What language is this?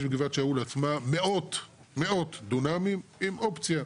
Hebrew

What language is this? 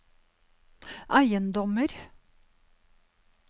Norwegian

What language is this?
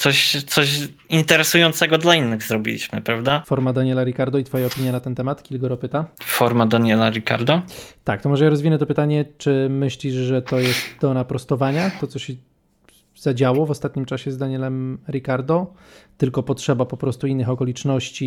Polish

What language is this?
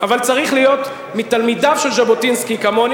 Hebrew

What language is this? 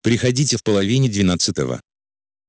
Russian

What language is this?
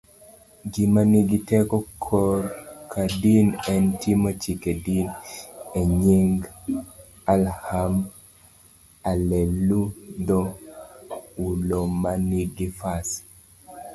Luo (Kenya and Tanzania)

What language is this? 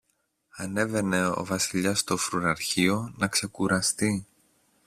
Greek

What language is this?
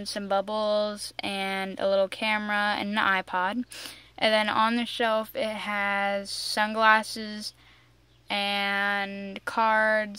English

